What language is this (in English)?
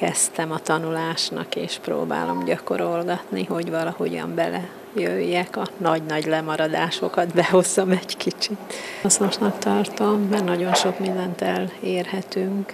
Hungarian